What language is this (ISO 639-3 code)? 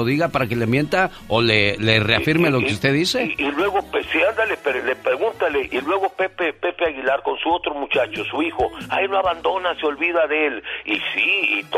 spa